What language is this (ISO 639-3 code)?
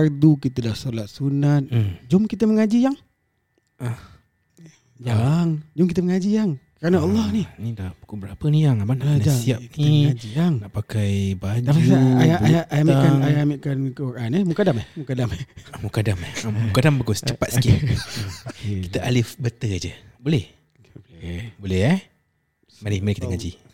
msa